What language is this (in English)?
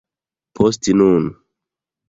Esperanto